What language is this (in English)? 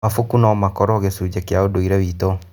Kikuyu